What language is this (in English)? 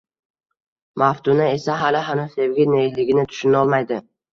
Uzbek